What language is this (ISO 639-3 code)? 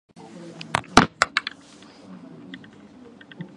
jpn